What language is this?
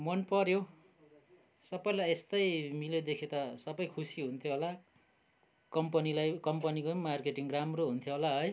Nepali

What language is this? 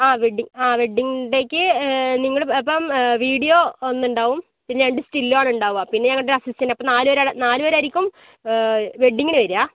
Malayalam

